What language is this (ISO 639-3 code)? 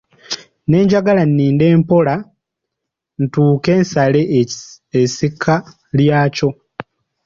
lug